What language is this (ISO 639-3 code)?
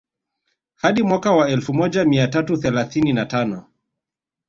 swa